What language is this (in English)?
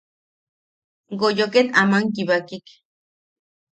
Yaqui